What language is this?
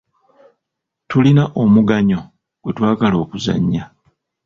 Ganda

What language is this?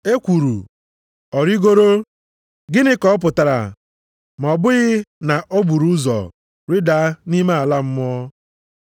Igbo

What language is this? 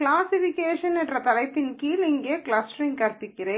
Tamil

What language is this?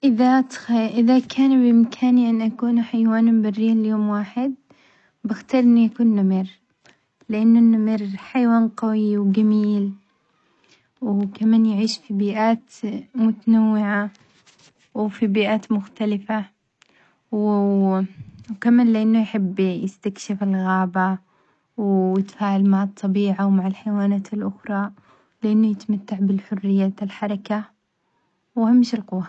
Omani Arabic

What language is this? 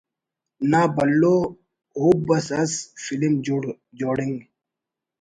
Brahui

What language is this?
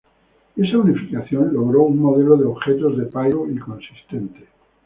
Spanish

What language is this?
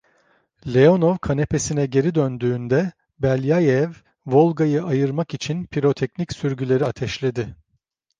Turkish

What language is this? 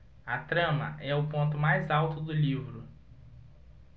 Portuguese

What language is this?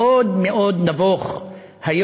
Hebrew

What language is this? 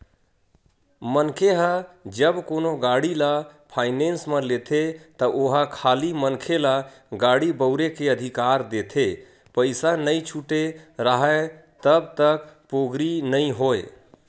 Chhattisgarhi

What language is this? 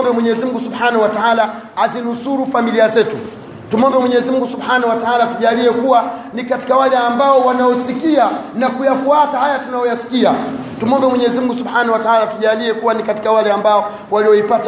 Swahili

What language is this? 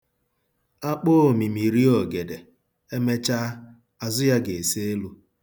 Igbo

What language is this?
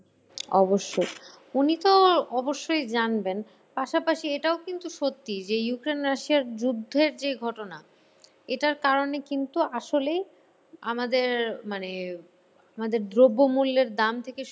Bangla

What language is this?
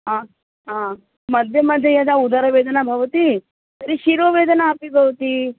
Sanskrit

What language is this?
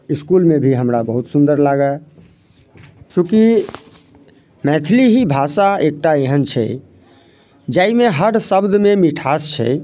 Maithili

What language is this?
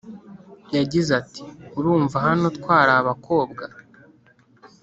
Kinyarwanda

